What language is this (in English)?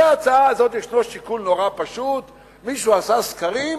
Hebrew